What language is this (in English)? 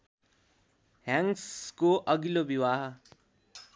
Nepali